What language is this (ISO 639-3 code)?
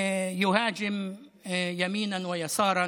heb